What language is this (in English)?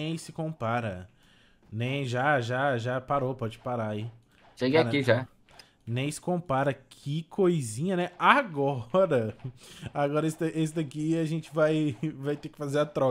Portuguese